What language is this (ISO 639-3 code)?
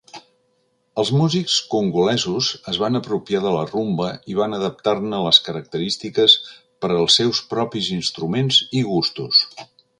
cat